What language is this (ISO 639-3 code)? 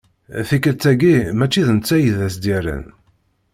kab